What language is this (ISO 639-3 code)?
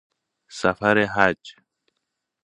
fas